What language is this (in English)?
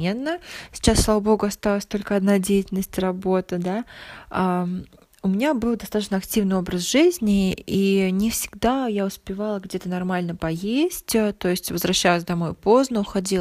Russian